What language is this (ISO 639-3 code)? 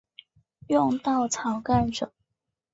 zho